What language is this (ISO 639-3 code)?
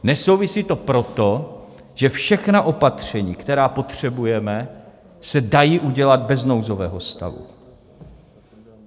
ces